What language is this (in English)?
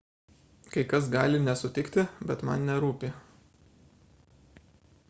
Lithuanian